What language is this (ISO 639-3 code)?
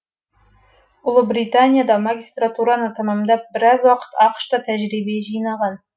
kaz